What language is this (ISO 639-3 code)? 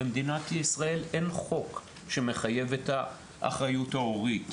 heb